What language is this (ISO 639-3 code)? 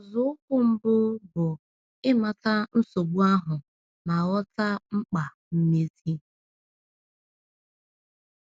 ibo